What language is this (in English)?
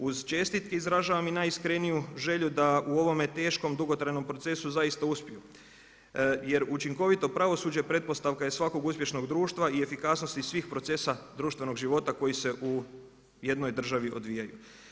Croatian